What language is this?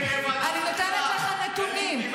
Hebrew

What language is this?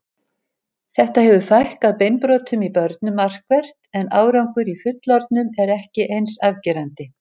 Icelandic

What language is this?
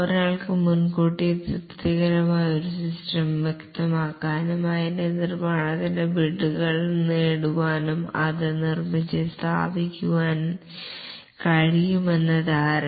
Malayalam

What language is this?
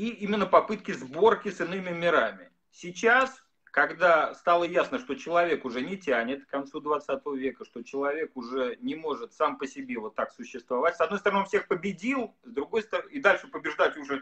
Russian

